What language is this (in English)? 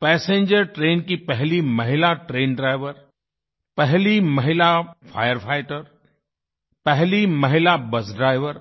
Hindi